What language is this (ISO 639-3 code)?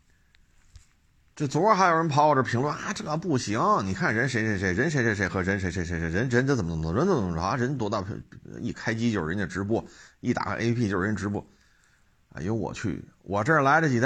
zho